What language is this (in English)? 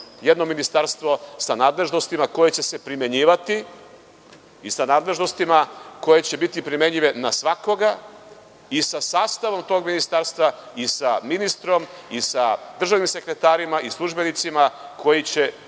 Serbian